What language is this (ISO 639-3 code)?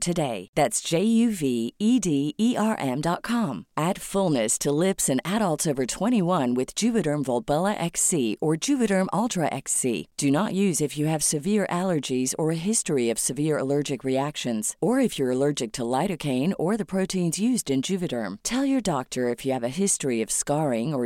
fil